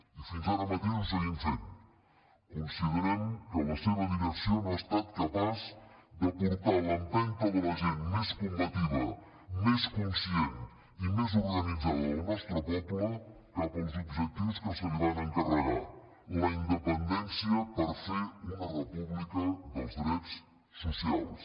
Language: Catalan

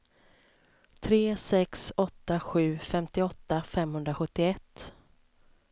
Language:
Swedish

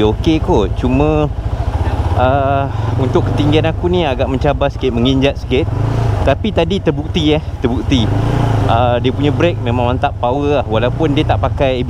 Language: Malay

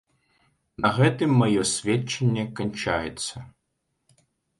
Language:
Belarusian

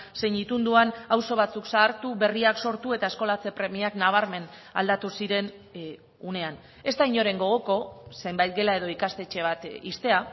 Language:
Basque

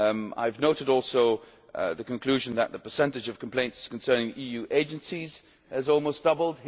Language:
English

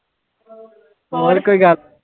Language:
Punjabi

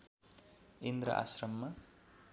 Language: Nepali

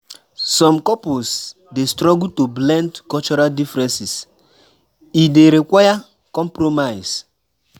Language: Nigerian Pidgin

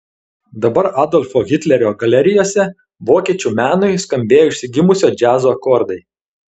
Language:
Lithuanian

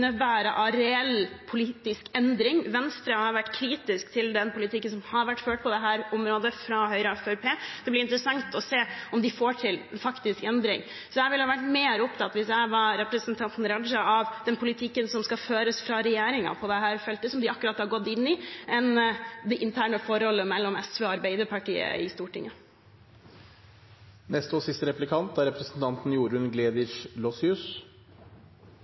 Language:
Norwegian Bokmål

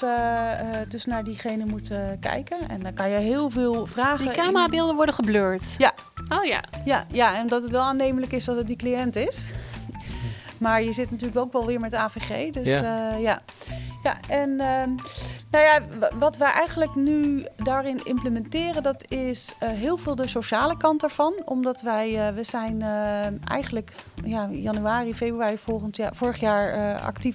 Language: Dutch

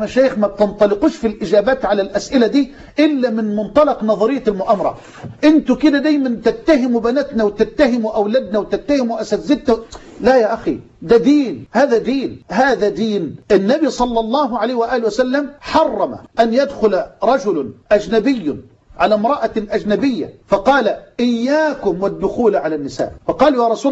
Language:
Arabic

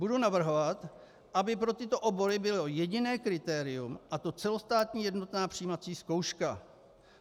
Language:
Czech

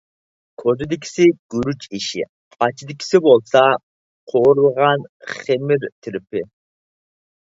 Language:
Uyghur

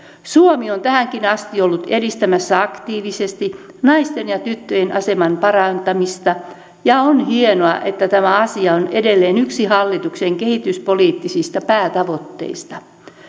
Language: Finnish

